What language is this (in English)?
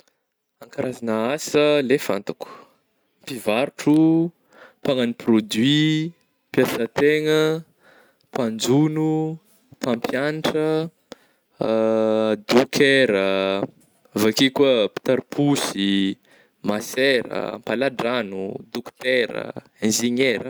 Northern Betsimisaraka Malagasy